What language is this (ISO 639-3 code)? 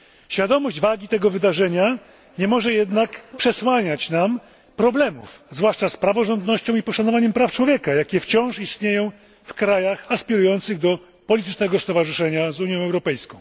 pol